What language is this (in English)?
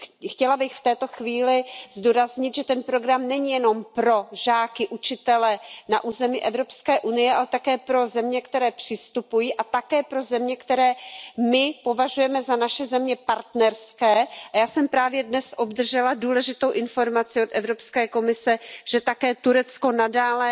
Czech